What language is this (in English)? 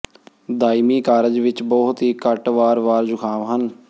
Punjabi